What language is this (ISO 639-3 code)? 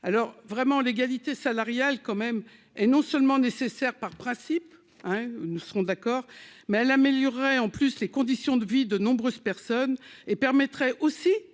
fra